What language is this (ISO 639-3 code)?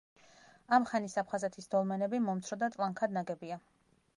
kat